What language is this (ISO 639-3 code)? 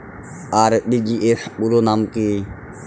ben